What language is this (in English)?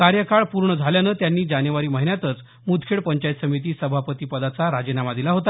Marathi